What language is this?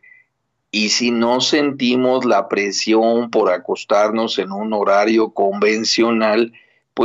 Spanish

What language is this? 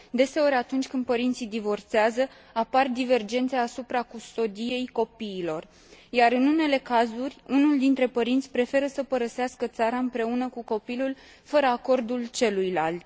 Romanian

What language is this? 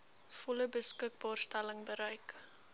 Afrikaans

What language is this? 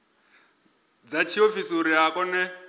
Venda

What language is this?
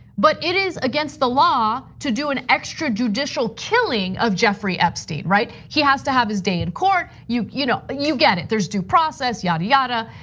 English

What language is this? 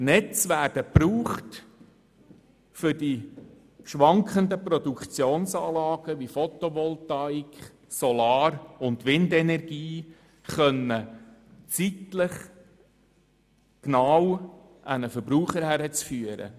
Swiss German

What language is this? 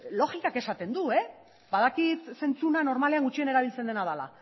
Basque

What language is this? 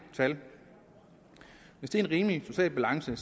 Danish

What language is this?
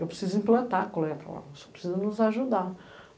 Portuguese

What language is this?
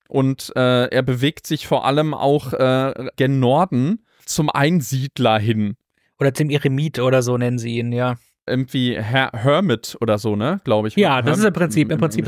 German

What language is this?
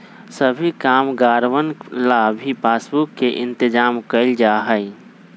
Magahi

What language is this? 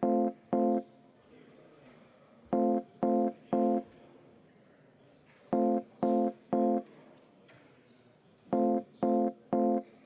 Estonian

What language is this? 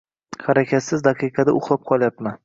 Uzbek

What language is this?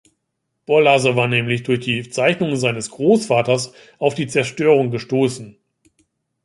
German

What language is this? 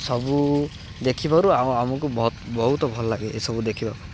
Odia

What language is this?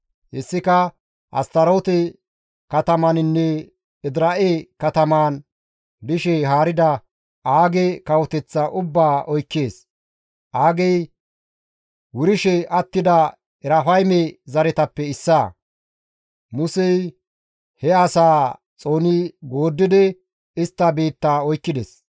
Gamo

